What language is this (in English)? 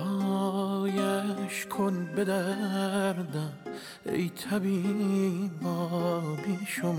Persian